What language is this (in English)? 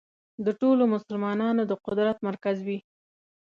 Pashto